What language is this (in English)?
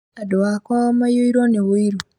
Kikuyu